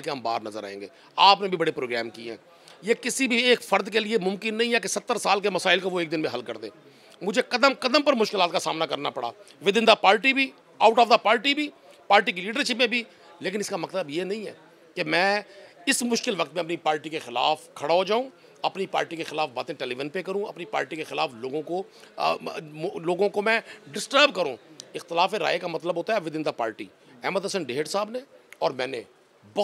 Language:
Hindi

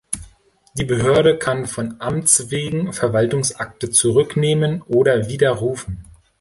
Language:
German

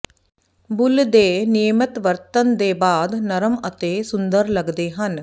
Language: Punjabi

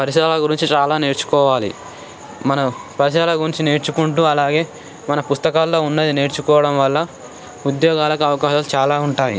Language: Telugu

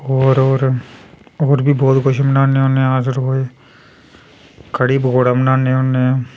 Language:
Dogri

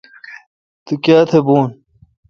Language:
Kalkoti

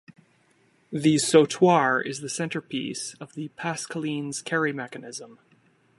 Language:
English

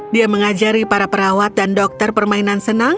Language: Indonesian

